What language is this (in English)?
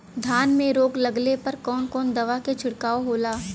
Bhojpuri